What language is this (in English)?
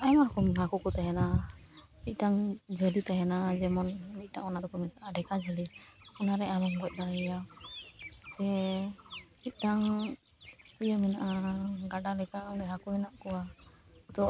Santali